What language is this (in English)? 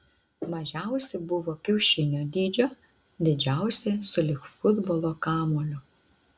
Lithuanian